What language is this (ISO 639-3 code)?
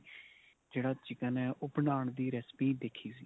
pan